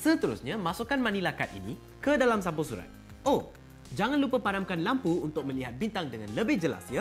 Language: Malay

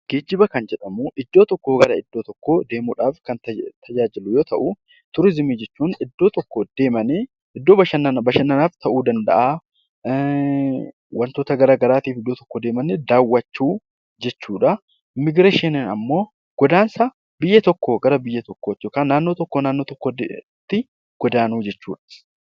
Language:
Oromo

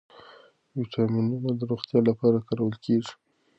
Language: Pashto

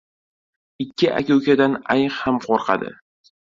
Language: Uzbek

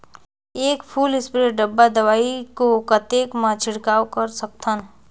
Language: Chhattisgarhi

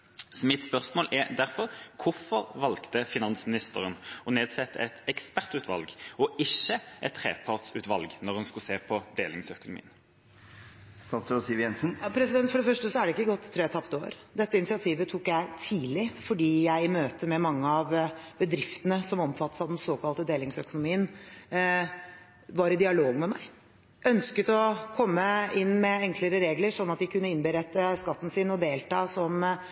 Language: Norwegian Bokmål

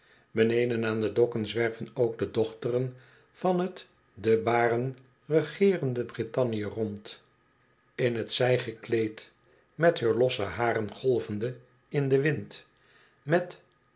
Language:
Dutch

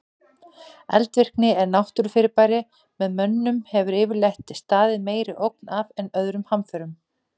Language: Icelandic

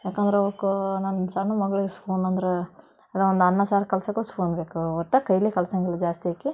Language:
Kannada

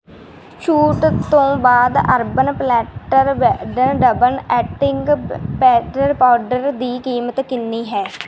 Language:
Punjabi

